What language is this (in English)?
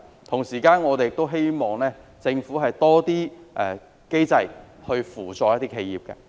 Cantonese